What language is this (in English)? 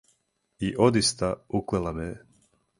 Serbian